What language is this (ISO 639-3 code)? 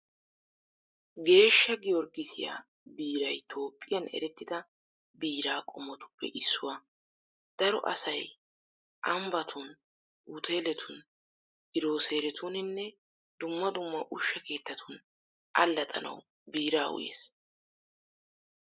wal